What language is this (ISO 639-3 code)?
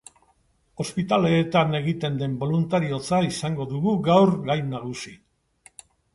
eus